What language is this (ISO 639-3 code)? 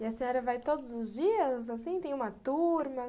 por